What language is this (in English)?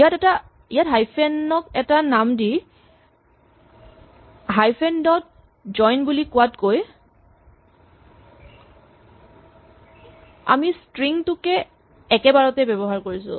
Assamese